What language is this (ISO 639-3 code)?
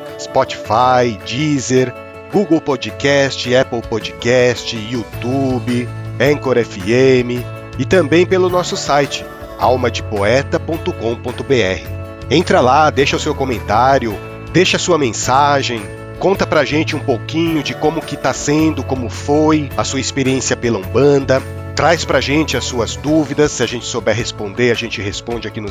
por